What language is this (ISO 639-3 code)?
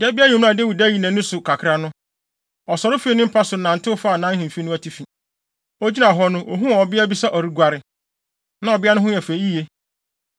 aka